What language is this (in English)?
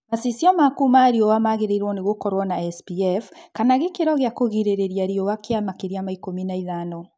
Kikuyu